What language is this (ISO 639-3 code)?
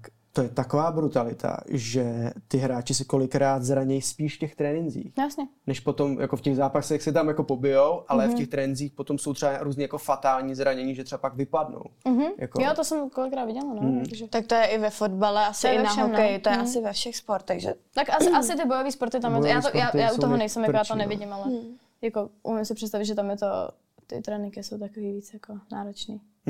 ces